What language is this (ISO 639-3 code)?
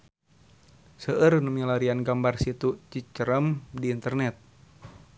sun